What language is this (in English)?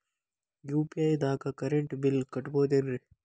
Kannada